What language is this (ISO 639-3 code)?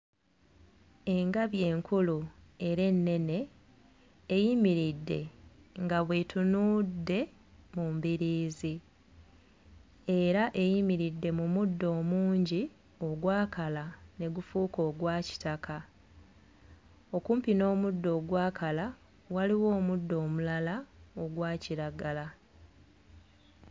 lug